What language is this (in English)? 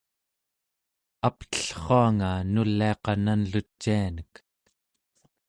Central Yupik